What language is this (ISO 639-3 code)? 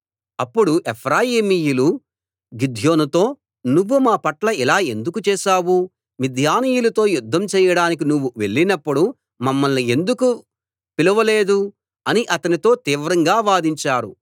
tel